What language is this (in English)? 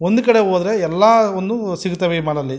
Kannada